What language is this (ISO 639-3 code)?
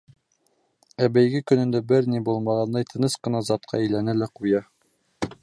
bak